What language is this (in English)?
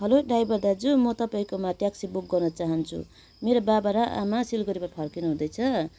Nepali